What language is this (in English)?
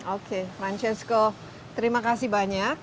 Indonesian